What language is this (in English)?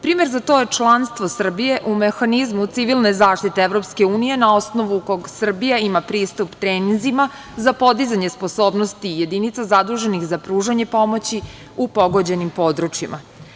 Serbian